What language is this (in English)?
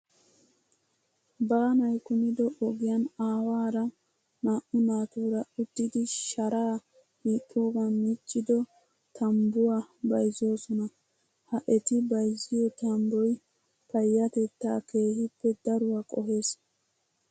Wolaytta